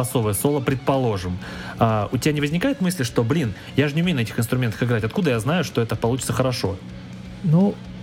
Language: Russian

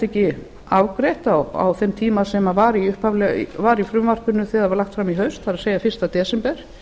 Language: Icelandic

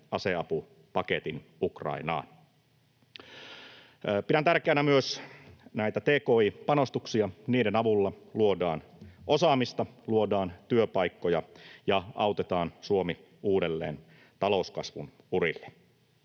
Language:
Finnish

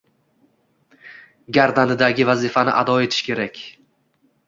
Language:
Uzbek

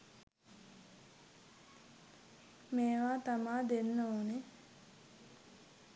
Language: Sinhala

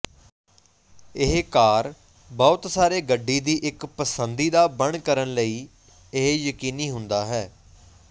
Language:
Punjabi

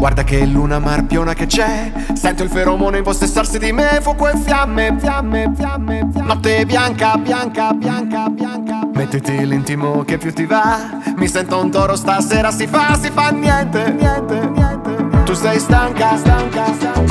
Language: Spanish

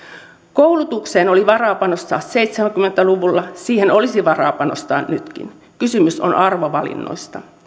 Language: Finnish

